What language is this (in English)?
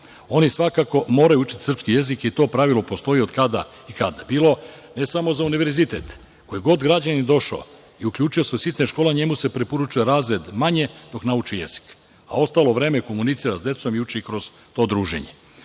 Serbian